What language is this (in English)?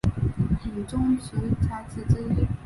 Chinese